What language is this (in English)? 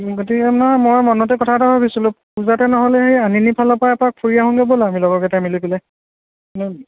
Assamese